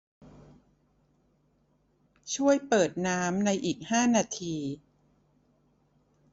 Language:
Thai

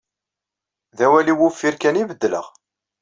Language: Kabyle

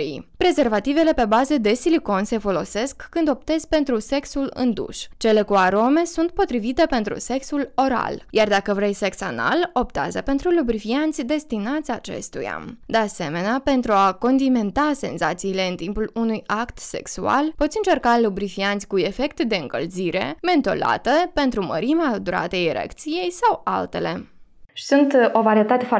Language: Romanian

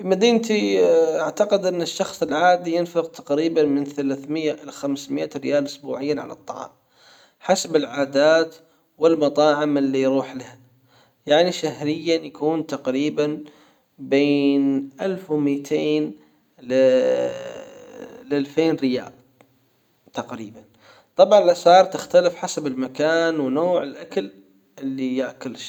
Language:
Hijazi Arabic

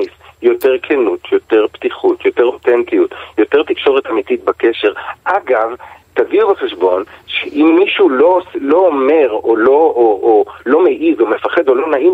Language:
Hebrew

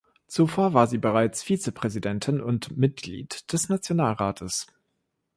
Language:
German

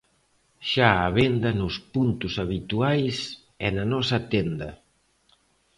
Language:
Galician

